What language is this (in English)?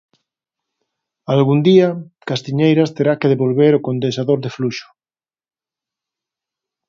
Galician